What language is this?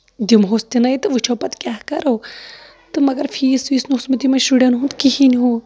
Kashmiri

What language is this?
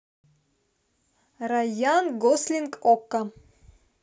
Russian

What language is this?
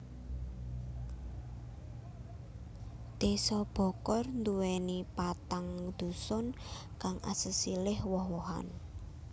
Javanese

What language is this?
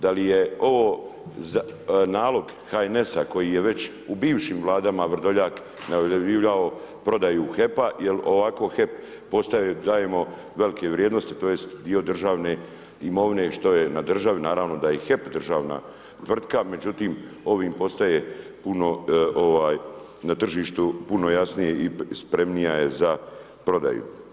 Croatian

